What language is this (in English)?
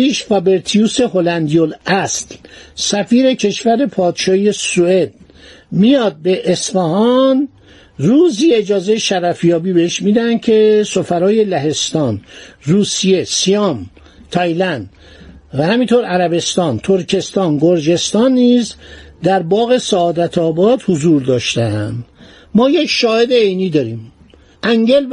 Persian